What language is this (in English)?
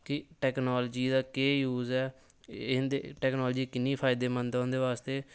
Dogri